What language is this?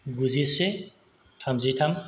Bodo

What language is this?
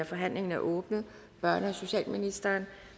Danish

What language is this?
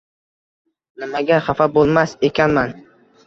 Uzbek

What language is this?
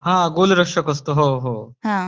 Marathi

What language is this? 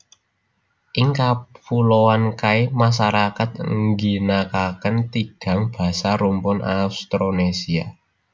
Javanese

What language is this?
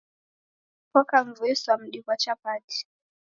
Taita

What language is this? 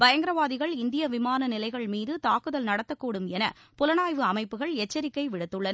Tamil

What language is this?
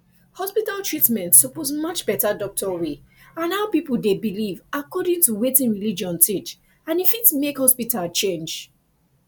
Nigerian Pidgin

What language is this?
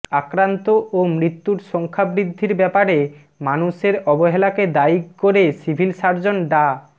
Bangla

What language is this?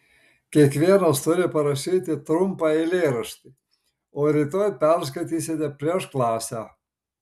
Lithuanian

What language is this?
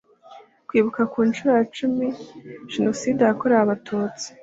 Kinyarwanda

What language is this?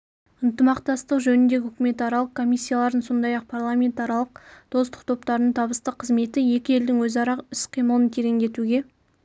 Kazakh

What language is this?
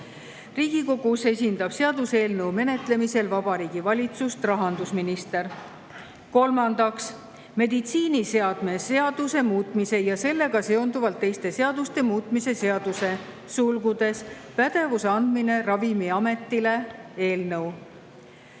Estonian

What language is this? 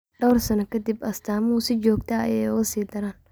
Somali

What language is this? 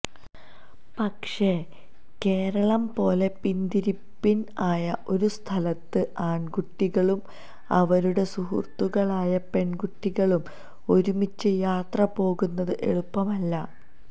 Malayalam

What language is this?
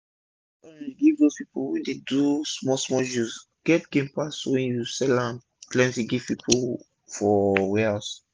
Nigerian Pidgin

